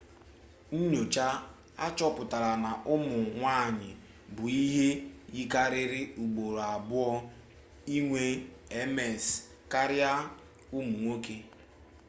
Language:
Igbo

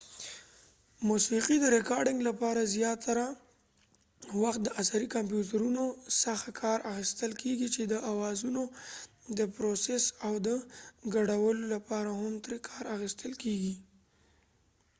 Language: Pashto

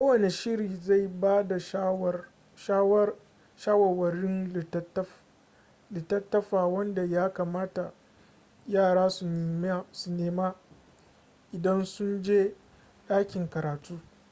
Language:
Hausa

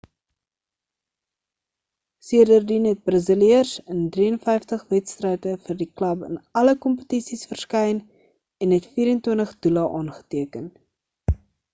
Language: Afrikaans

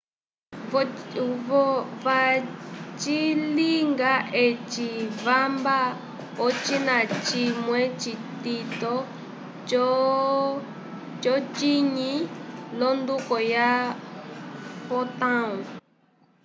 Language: Umbundu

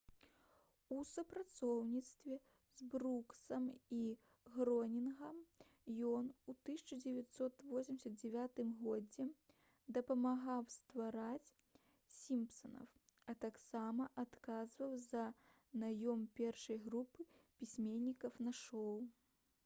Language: Belarusian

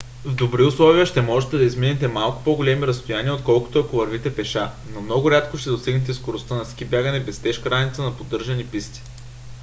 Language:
Bulgarian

